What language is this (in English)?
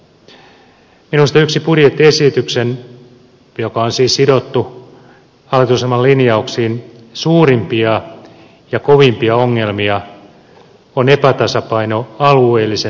Finnish